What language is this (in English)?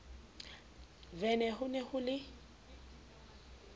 Southern Sotho